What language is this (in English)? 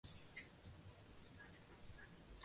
Chinese